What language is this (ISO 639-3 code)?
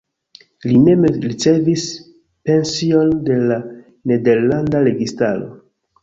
epo